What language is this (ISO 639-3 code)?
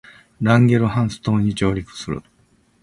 jpn